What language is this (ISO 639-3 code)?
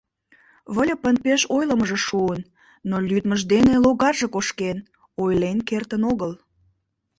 chm